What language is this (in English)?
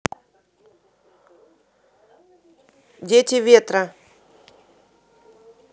Russian